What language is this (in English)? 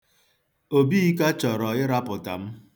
Igbo